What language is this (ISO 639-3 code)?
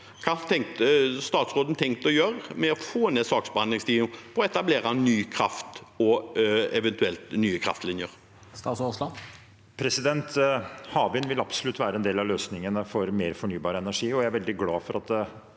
nor